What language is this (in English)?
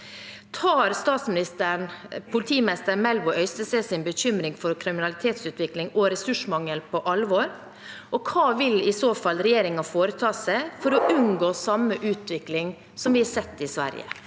Norwegian